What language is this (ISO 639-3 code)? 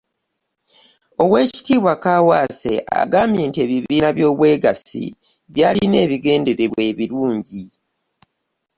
lug